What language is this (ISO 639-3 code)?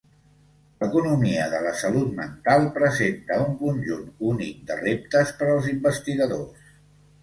cat